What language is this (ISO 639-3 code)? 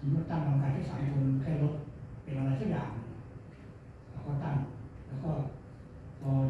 tha